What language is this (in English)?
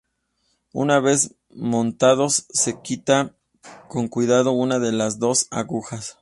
Spanish